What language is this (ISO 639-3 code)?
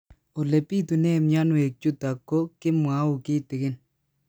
kln